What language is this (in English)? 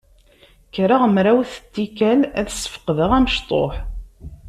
Kabyle